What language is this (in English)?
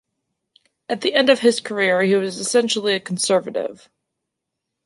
English